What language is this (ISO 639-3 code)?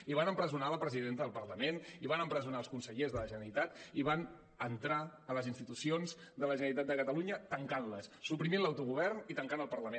cat